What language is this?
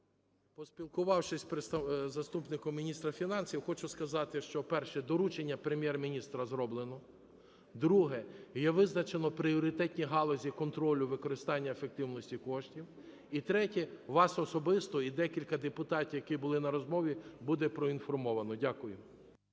Ukrainian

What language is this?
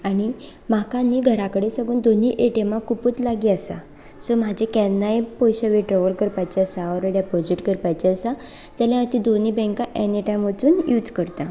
Konkani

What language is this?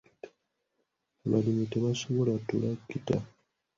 Ganda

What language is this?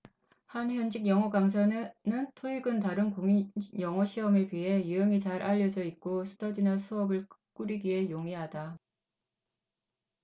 Korean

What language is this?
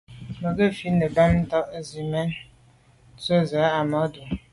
Medumba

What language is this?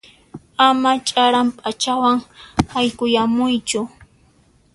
Puno Quechua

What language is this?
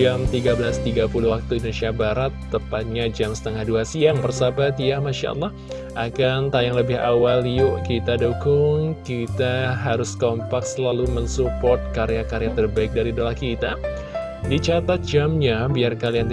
Indonesian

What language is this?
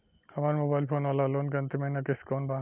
Bhojpuri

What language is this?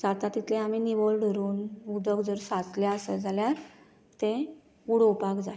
Konkani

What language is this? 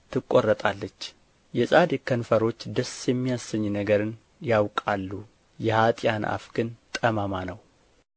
Amharic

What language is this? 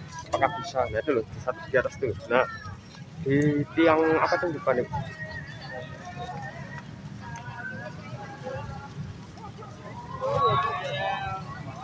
Indonesian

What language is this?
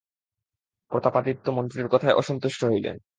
Bangla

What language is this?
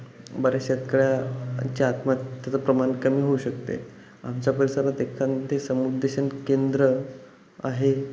Marathi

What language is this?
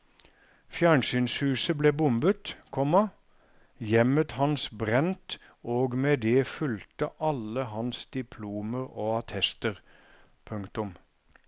Norwegian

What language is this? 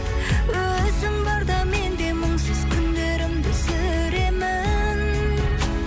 Kazakh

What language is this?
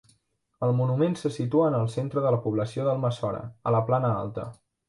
Catalan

